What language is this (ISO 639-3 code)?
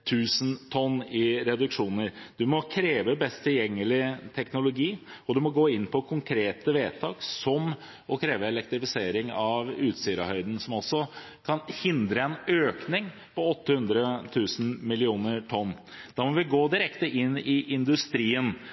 nob